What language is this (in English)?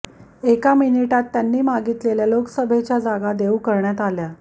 Marathi